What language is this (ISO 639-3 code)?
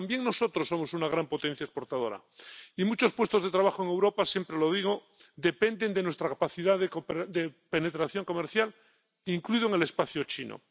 spa